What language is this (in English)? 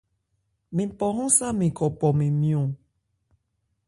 Ebrié